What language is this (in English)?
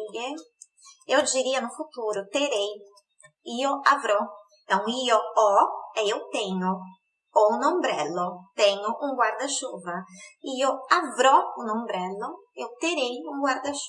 Portuguese